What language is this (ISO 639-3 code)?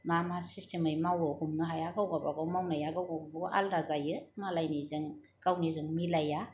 brx